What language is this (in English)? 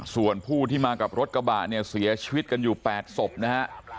Thai